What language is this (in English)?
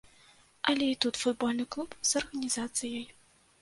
Belarusian